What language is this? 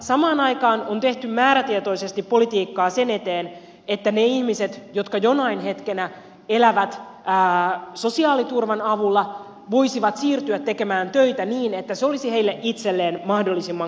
Finnish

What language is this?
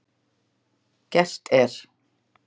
Icelandic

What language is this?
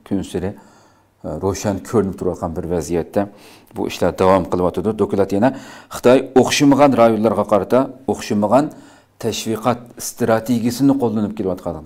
Turkish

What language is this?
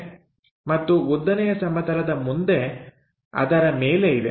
Kannada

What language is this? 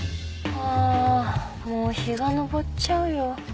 Japanese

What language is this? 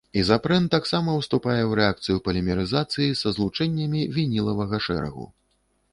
Belarusian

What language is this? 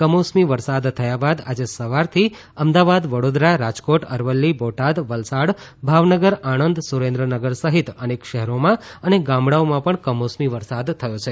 Gujarati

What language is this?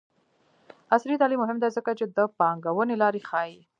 Pashto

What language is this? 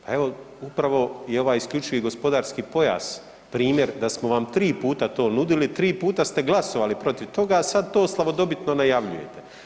Croatian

